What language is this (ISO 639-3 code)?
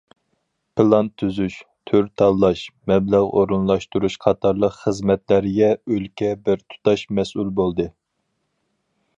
uig